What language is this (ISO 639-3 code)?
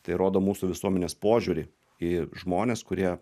lit